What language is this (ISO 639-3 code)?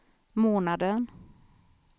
swe